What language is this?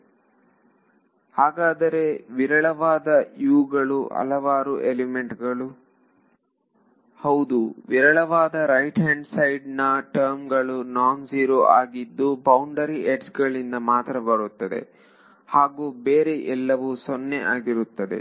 Kannada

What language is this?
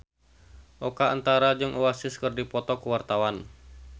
Sundanese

